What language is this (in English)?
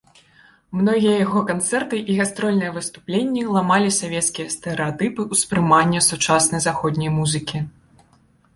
Belarusian